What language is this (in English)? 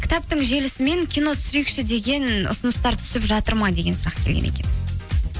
Kazakh